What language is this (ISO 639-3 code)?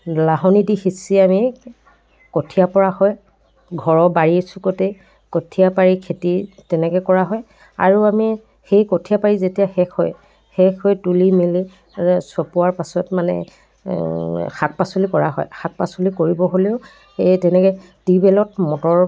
asm